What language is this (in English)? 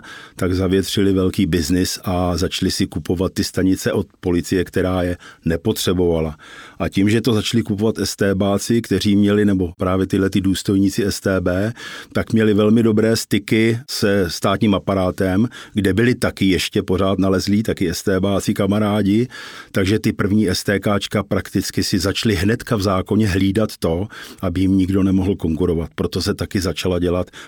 Czech